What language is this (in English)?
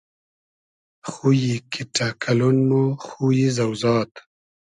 Hazaragi